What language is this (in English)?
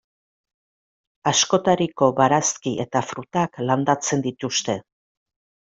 Basque